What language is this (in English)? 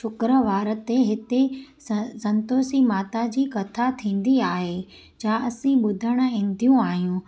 Sindhi